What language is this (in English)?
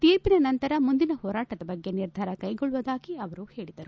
Kannada